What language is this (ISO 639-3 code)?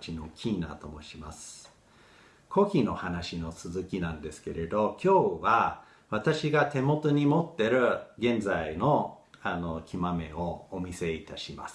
jpn